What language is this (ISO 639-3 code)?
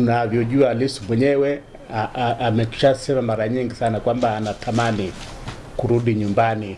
swa